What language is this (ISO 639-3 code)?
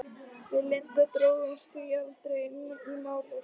isl